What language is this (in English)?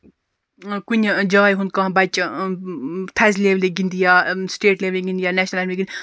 Kashmiri